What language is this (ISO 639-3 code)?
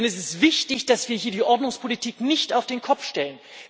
deu